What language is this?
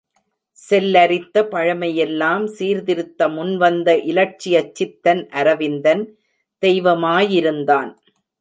Tamil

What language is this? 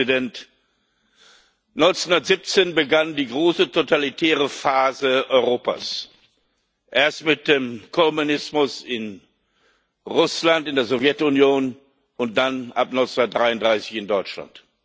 German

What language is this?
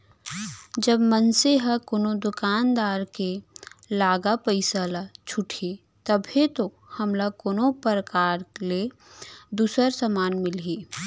Chhattisgarhi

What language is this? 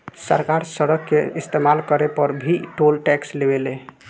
Bhojpuri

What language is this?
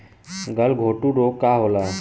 Bhojpuri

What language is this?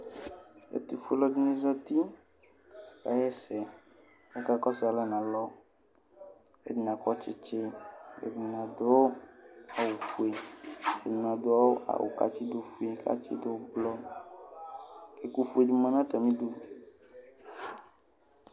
Ikposo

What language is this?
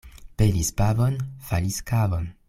Esperanto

